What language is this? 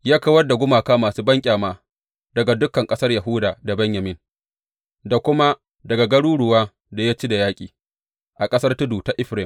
Hausa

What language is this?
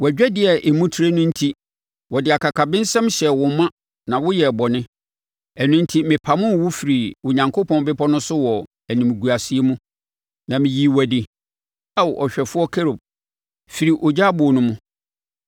Akan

